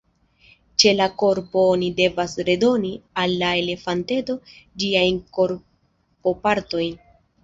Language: Esperanto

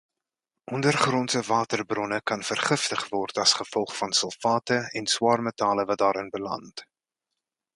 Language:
Afrikaans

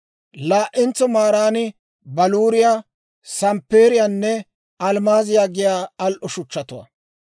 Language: Dawro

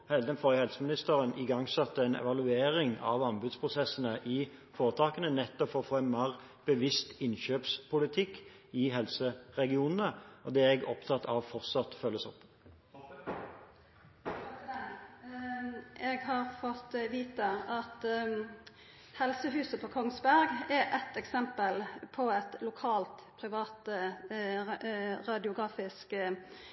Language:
Norwegian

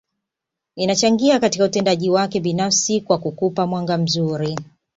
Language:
Swahili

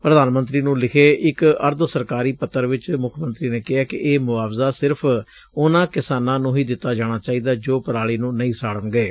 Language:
Punjabi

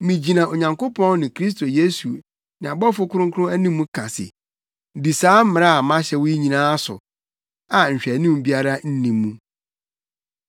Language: Akan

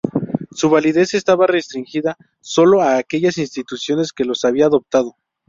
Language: Spanish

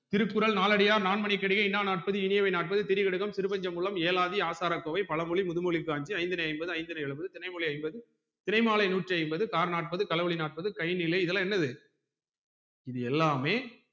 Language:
Tamil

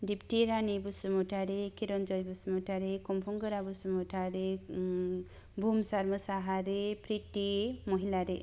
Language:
Bodo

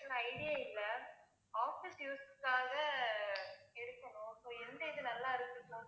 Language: Tamil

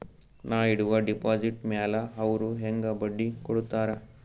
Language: Kannada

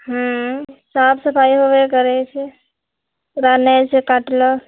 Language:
Maithili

